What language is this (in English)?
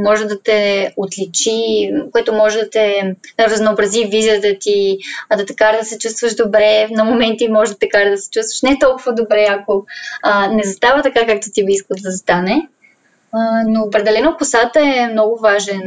Bulgarian